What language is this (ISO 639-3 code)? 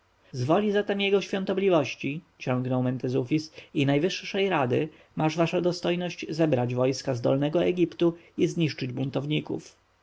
pol